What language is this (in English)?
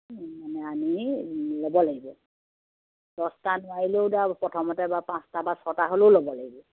Assamese